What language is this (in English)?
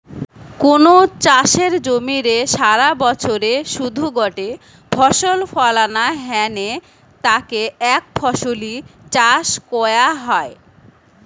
Bangla